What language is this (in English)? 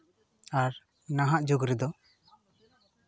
Santali